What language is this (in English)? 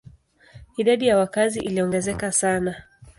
Swahili